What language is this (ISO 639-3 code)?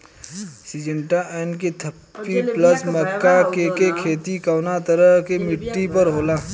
bho